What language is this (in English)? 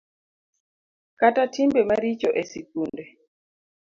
Luo (Kenya and Tanzania)